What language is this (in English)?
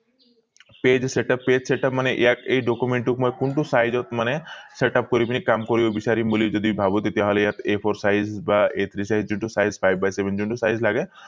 Assamese